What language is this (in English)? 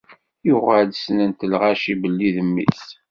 Kabyle